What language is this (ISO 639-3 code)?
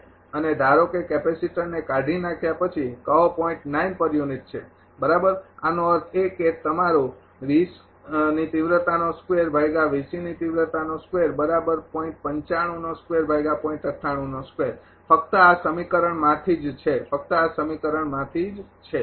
guj